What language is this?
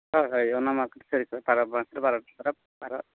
Santali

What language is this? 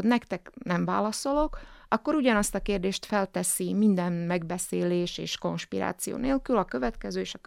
Hungarian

